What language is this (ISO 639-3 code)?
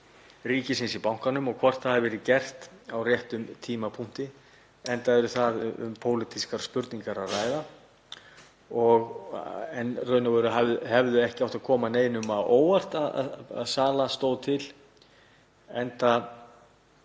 isl